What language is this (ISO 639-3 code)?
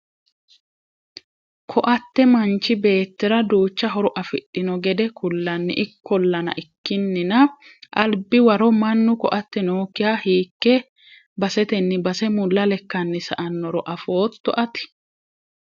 sid